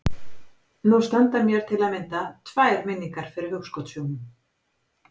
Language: Icelandic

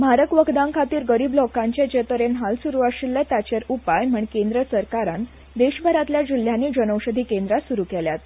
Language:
Konkani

